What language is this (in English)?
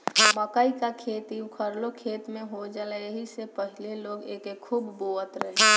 Bhojpuri